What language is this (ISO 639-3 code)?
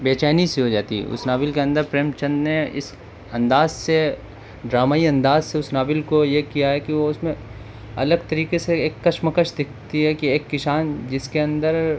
urd